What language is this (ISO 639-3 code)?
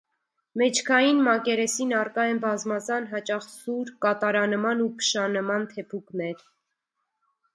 hye